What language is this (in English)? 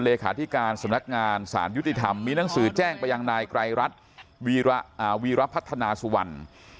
Thai